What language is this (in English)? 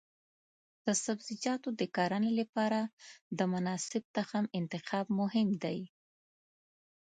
Pashto